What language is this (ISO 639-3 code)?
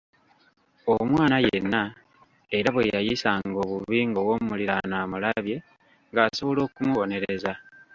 lug